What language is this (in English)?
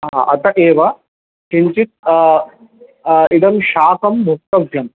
Sanskrit